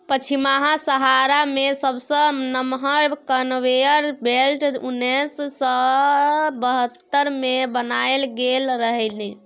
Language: Maithili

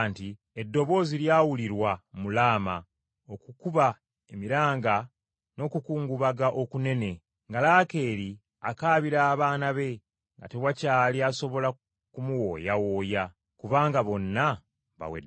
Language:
Ganda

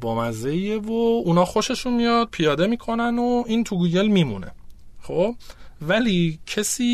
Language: Persian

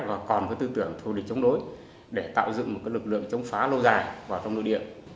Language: Vietnamese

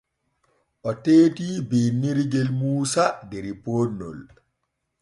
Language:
Borgu Fulfulde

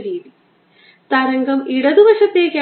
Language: Malayalam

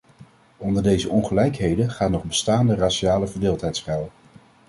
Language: Dutch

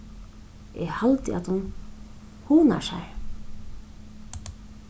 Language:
Faroese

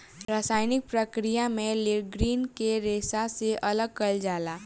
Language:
Bhojpuri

